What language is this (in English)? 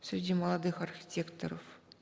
Kazakh